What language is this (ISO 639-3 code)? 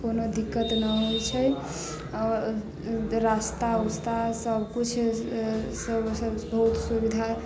mai